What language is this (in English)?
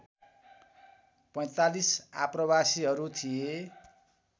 Nepali